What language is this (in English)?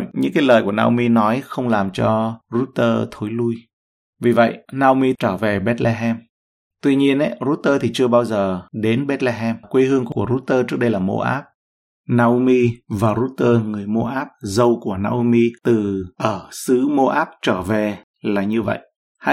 Vietnamese